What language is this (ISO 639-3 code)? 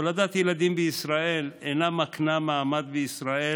heb